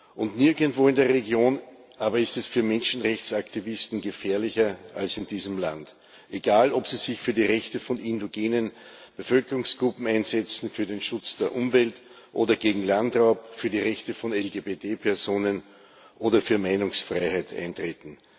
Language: German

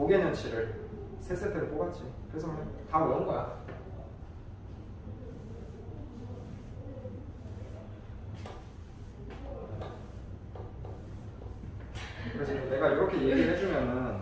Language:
Korean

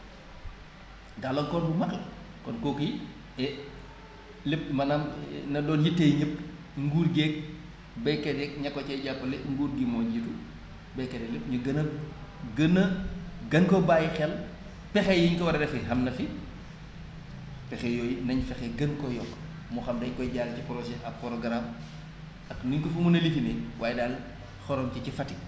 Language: Wolof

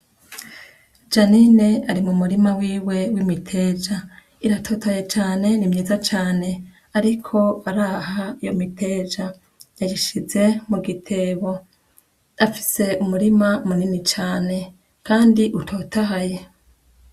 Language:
Rundi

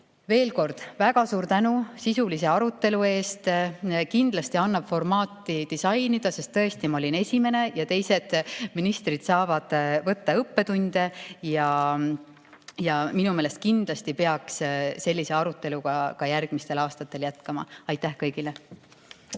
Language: Estonian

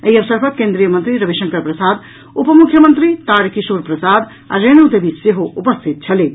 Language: Maithili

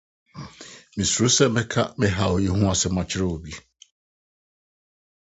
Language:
Akan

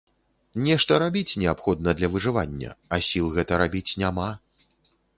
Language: Belarusian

